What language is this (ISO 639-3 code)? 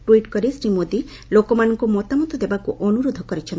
ori